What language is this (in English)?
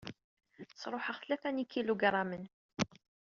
Kabyle